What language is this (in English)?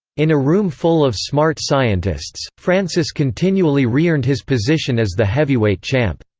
English